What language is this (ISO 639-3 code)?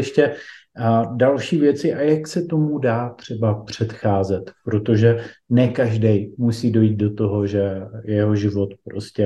ces